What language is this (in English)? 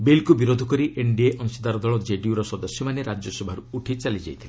Odia